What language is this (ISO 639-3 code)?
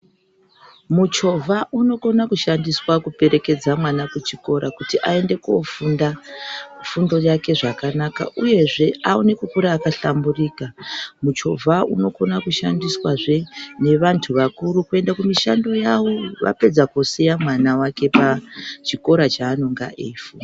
ndc